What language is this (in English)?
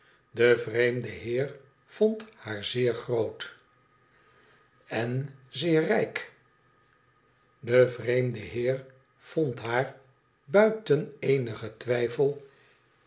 Dutch